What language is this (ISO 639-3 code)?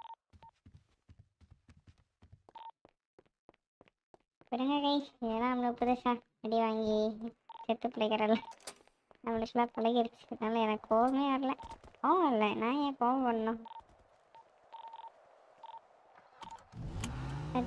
tam